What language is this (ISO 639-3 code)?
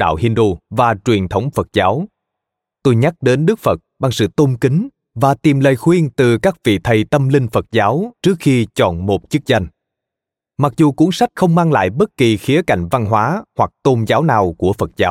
vie